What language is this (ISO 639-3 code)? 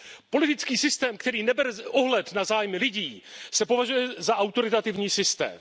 ces